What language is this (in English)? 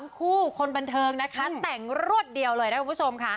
Thai